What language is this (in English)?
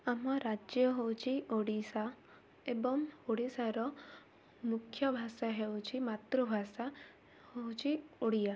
Odia